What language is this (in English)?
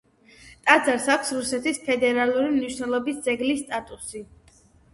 Georgian